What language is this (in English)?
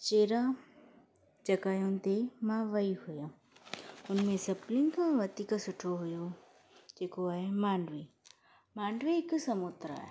Sindhi